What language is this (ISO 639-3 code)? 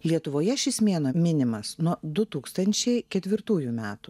lit